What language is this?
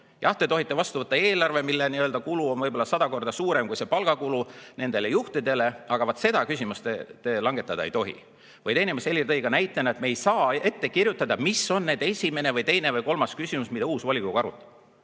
Estonian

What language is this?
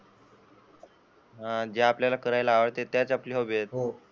Marathi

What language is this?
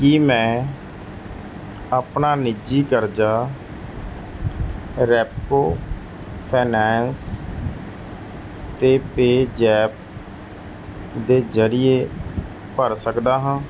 Punjabi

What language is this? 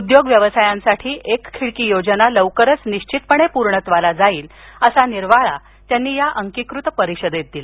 Marathi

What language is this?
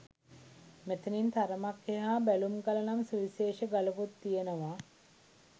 Sinhala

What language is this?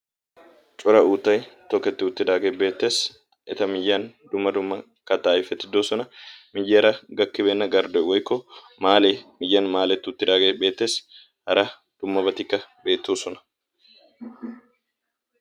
Wolaytta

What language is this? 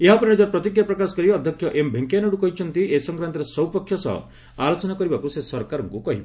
Odia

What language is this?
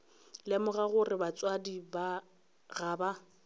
Northern Sotho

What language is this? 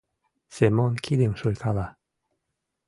Mari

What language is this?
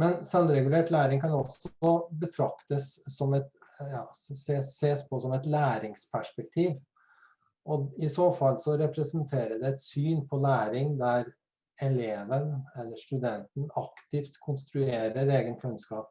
Norwegian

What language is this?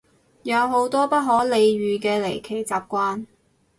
Cantonese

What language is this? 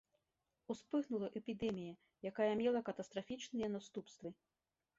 Belarusian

